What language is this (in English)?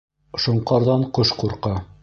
Bashkir